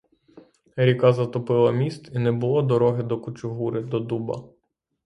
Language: Ukrainian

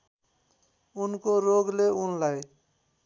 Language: Nepali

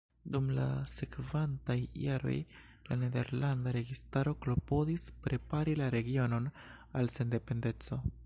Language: Esperanto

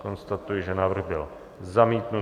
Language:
Czech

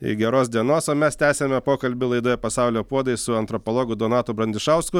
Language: Lithuanian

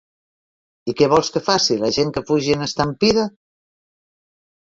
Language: Catalan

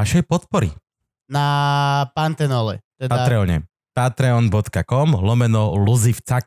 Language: Slovak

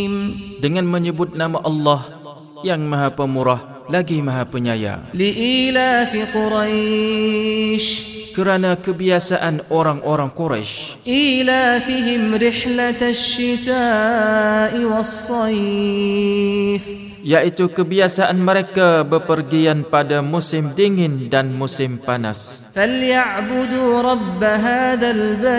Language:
Malay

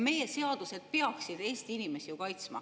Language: Estonian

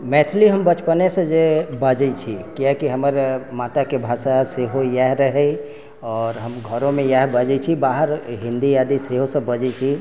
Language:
Maithili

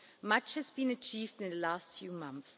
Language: English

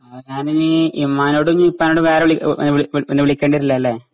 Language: Malayalam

